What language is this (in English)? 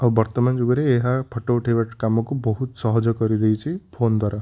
Odia